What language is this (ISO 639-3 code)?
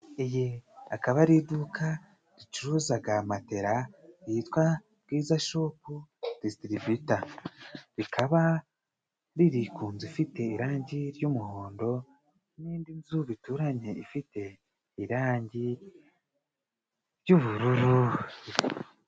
kin